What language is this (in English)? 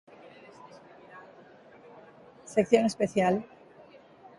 Galician